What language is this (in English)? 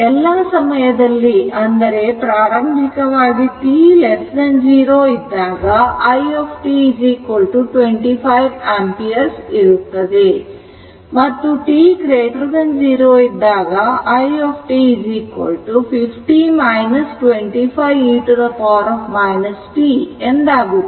Kannada